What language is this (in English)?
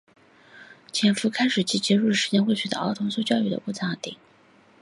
Chinese